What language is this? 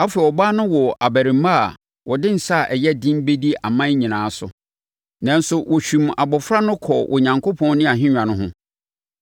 Akan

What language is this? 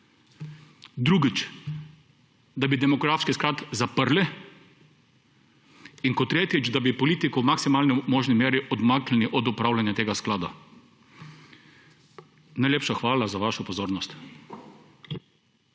Slovenian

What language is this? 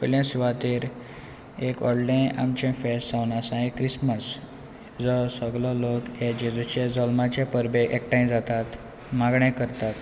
Konkani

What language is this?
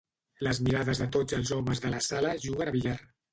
Catalan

